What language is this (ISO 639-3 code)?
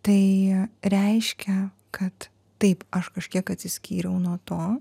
lit